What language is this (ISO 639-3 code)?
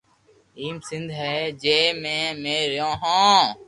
lrk